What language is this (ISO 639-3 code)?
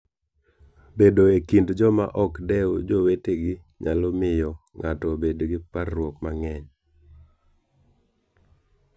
luo